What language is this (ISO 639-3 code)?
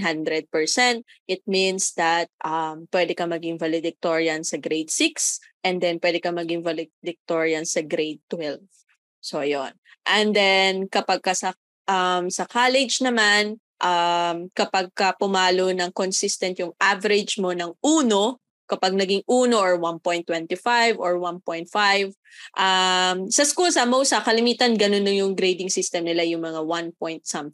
fil